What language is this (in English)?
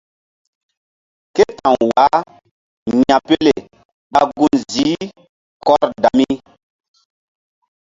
Mbum